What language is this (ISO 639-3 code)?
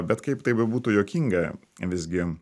lit